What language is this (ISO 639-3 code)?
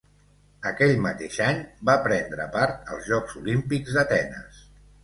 cat